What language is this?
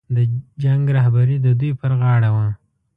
Pashto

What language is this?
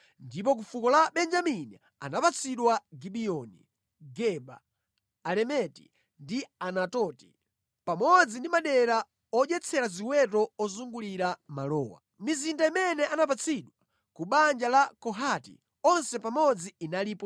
Nyanja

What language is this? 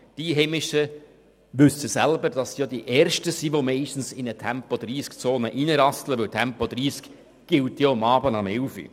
Swiss German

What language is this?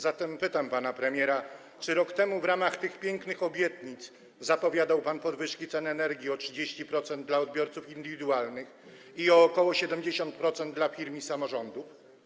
Polish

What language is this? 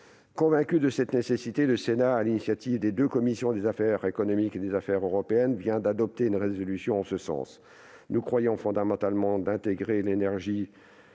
French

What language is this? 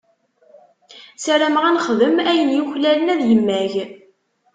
Kabyle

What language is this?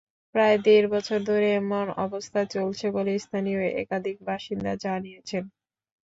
Bangla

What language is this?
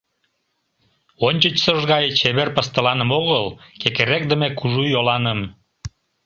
Mari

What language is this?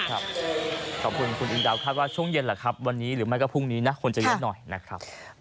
Thai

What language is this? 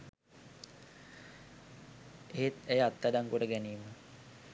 Sinhala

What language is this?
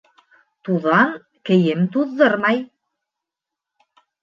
Bashkir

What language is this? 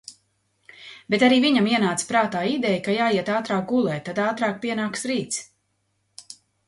Latvian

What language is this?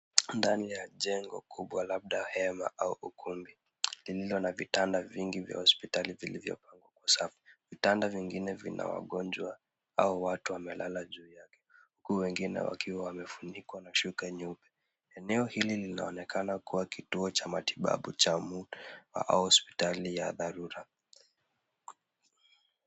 Swahili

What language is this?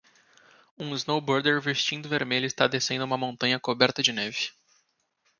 Portuguese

